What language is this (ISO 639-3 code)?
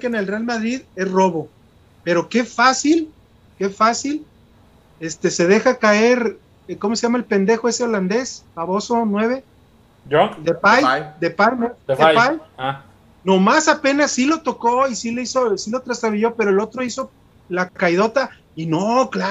spa